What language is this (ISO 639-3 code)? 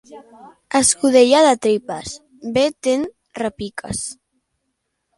cat